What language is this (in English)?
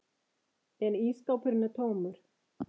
Icelandic